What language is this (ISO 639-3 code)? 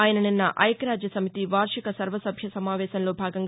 tel